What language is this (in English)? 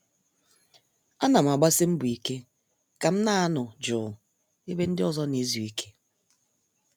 Igbo